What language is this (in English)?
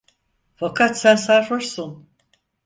Turkish